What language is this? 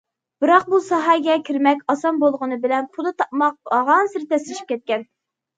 Uyghur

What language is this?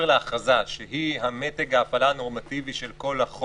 Hebrew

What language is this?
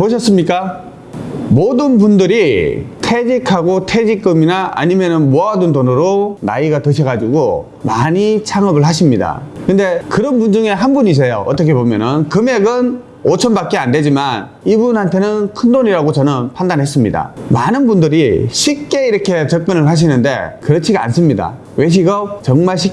Korean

